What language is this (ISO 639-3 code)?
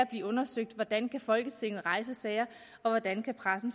dan